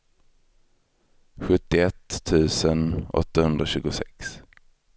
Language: Swedish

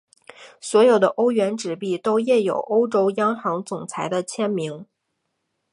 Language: Chinese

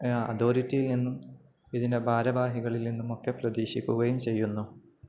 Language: Malayalam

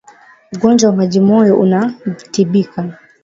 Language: Swahili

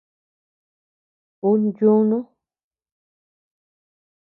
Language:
Tepeuxila Cuicatec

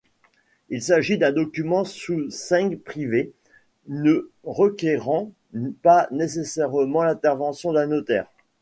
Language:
French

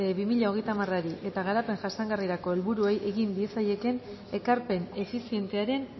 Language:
Basque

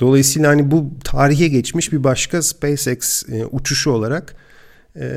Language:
Turkish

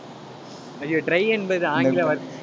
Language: Tamil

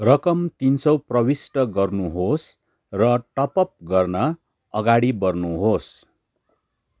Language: Nepali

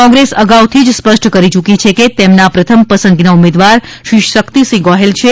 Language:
Gujarati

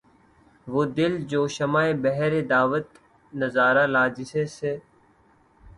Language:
Urdu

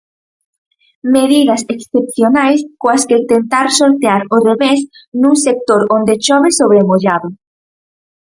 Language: Galician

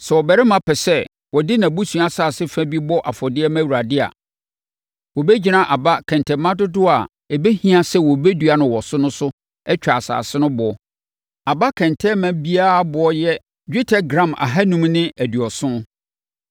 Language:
Akan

